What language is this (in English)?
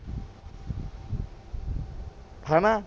Punjabi